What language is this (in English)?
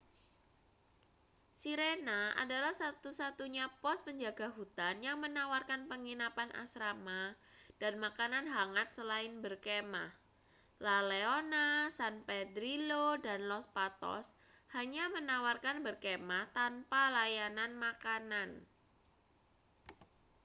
Indonesian